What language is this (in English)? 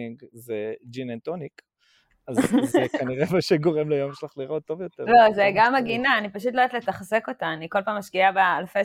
Hebrew